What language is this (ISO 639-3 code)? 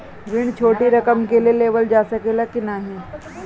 bho